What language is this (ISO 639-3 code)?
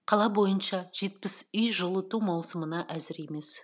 kaz